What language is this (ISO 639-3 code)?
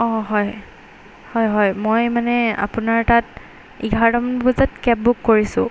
asm